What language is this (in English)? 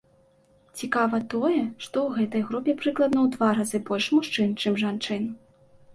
Belarusian